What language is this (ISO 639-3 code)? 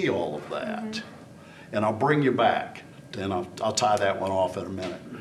eng